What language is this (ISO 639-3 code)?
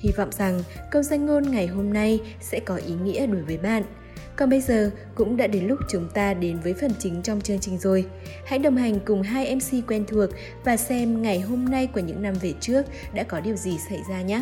vie